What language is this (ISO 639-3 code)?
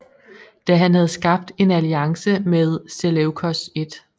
dan